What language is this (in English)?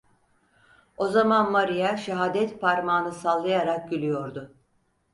Turkish